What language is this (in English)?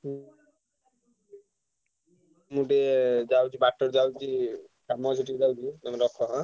Odia